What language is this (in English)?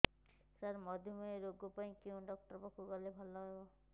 Odia